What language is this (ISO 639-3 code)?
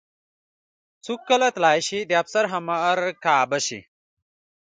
pus